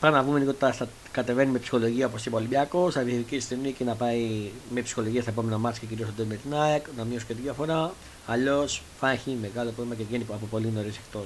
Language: Greek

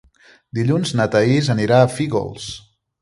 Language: Catalan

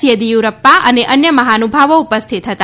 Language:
Gujarati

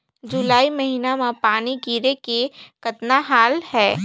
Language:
Chhattisgarhi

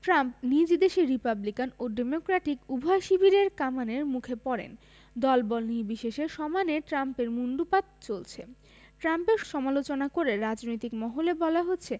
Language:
Bangla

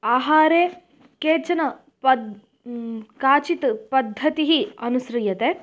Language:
Sanskrit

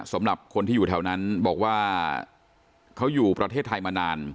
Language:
Thai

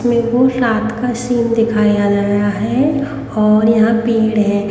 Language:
Hindi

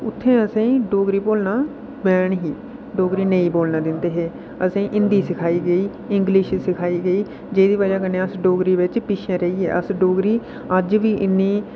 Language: Dogri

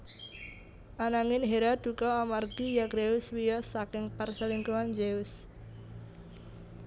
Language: Javanese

